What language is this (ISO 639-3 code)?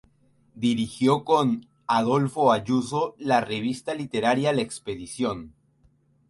spa